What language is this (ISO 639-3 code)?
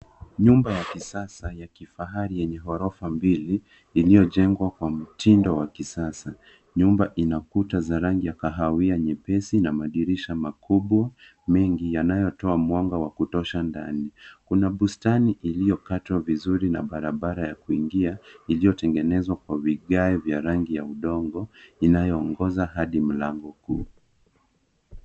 swa